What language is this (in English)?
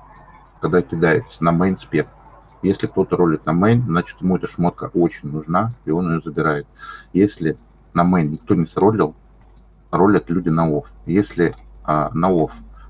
Russian